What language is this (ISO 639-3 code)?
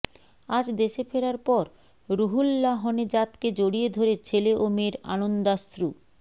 ben